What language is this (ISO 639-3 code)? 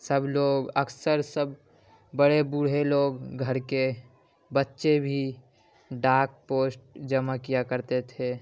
urd